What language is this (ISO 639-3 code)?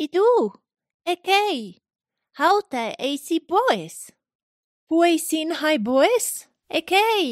ell